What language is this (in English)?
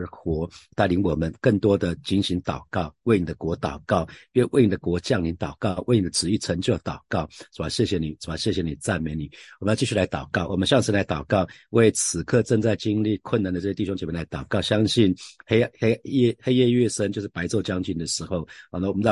Chinese